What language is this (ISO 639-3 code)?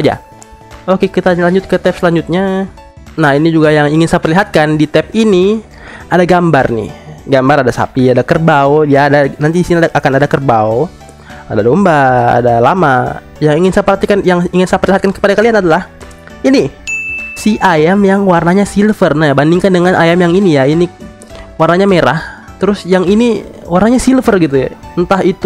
ind